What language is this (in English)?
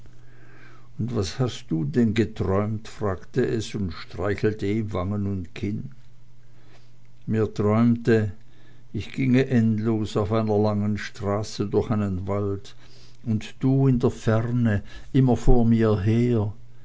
German